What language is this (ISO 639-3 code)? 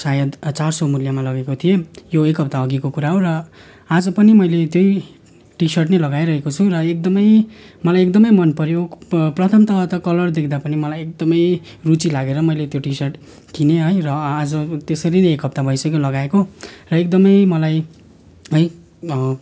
nep